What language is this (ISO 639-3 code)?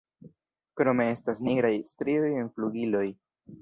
epo